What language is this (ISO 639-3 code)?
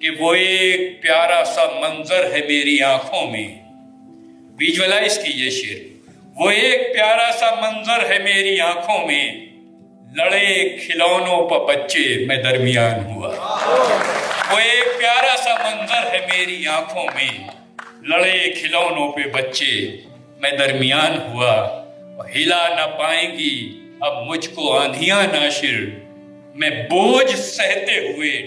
urd